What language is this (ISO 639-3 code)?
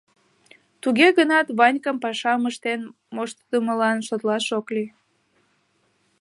chm